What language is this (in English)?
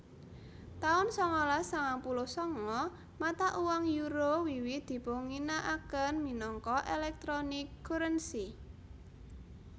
Javanese